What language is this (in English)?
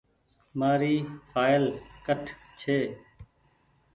Goaria